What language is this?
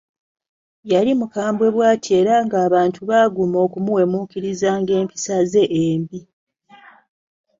Ganda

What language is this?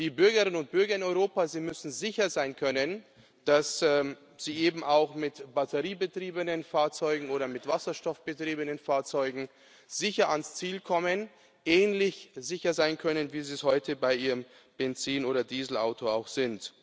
German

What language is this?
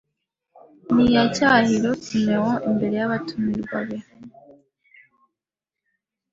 Kinyarwanda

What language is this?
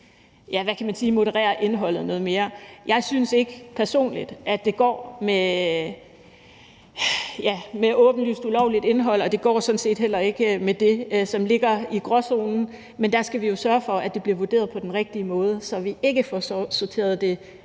Danish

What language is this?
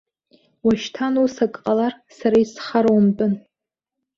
Abkhazian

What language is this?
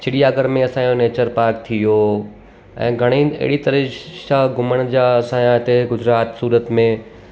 Sindhi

